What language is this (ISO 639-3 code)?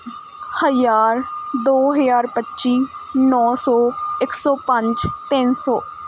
pan